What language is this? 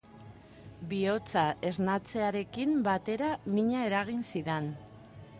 Basque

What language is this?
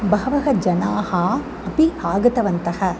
Sanskrit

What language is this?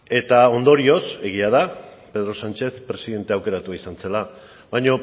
Basque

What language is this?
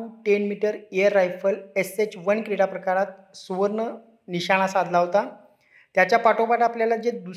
Marathi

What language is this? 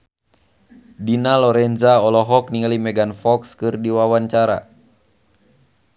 Sundanese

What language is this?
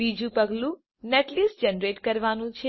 Gujarati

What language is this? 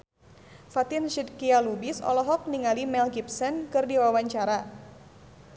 Sundanese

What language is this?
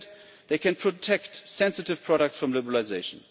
English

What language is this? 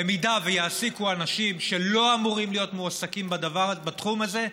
Hebrew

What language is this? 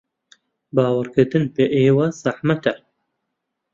Central Kurdish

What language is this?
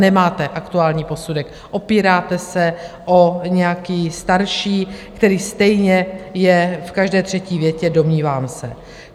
Czech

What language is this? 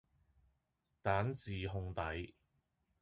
Cantonese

